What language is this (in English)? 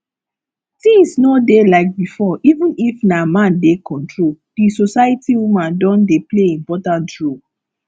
Nigerian Pidgin